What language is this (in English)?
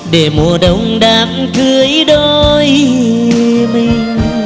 Vietnamese